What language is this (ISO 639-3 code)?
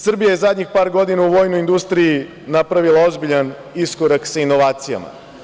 srp